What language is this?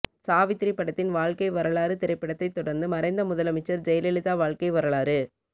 Tamil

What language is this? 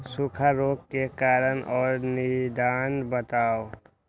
Magahi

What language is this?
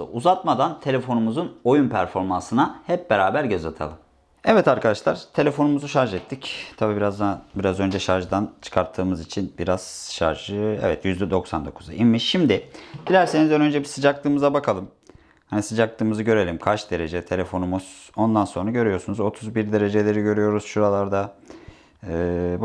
Turkish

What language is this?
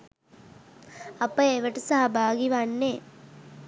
Sinhala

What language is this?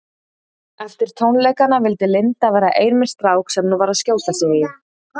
Icelandic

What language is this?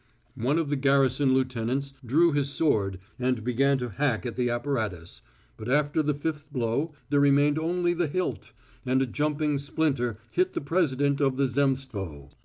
English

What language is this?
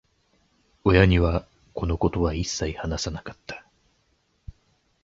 Japanese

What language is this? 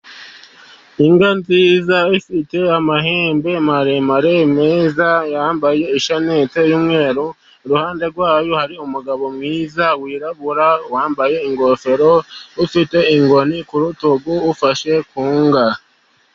Kinyarwanda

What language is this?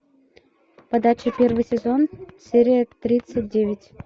Russian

